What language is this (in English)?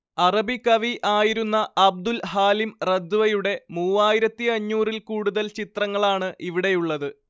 Malayalam